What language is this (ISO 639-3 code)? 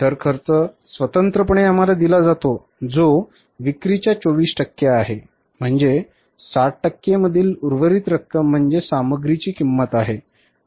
mar